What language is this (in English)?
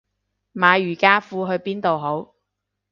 Cantonese